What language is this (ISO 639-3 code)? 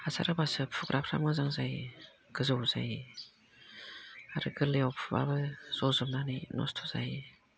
brx